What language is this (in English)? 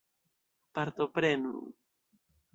Esperanto